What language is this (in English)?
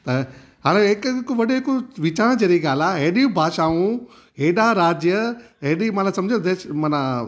Sindhi